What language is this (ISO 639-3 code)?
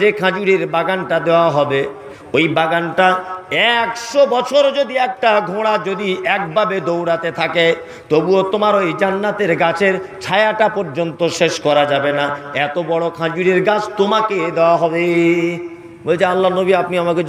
hin